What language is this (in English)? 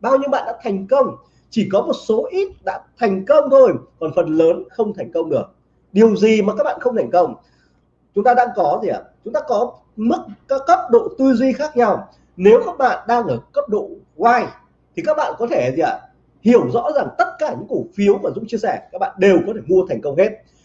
Vietnamese